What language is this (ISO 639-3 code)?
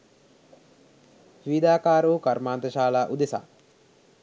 sin